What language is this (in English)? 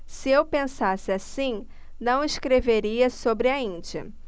Portuguese